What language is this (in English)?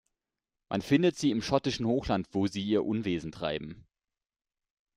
German